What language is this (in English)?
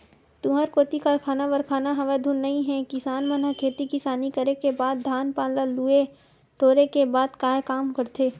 Chhattisgarhi